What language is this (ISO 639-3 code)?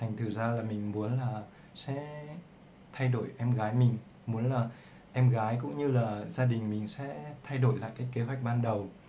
vie